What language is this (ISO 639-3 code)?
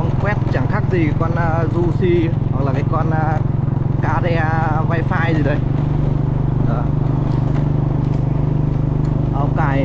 vie